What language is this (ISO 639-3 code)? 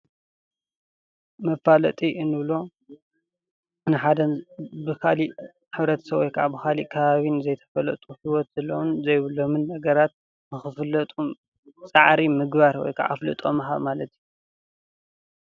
tir